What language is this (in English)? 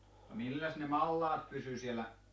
Finnish